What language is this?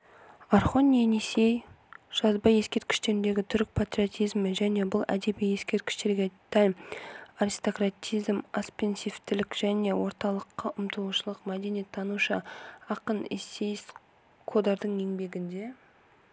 Kazakh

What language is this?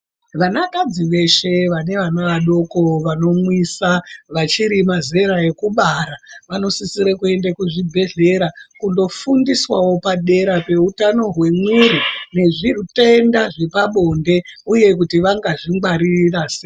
Ndau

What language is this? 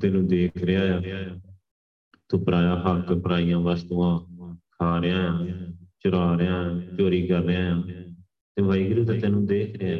Punjabi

